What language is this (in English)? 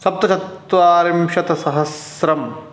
Sanskrit